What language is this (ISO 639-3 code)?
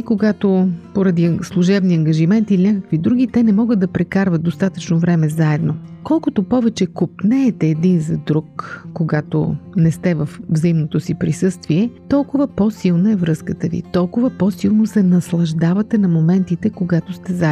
bul